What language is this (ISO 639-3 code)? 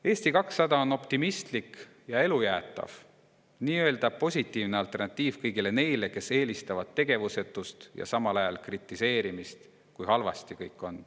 est